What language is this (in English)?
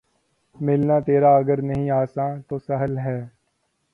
Urdu